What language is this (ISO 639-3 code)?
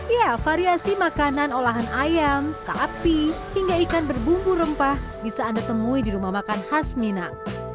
ind